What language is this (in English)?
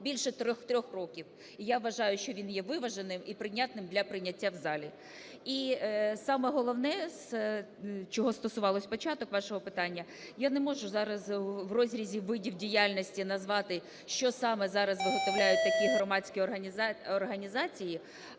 Ukrainian